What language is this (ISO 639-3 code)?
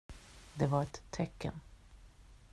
swe